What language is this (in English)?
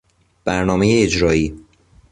Persian